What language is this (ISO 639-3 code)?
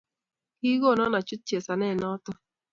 kln